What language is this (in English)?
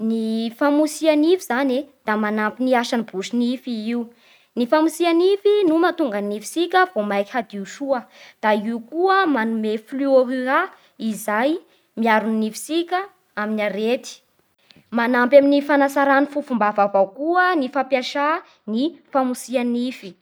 Bara Malagasy